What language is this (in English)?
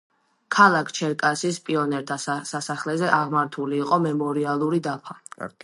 Georgian